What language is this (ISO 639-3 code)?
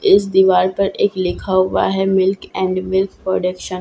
hin